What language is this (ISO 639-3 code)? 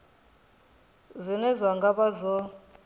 ven